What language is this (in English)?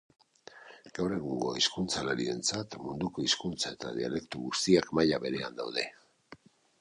Basque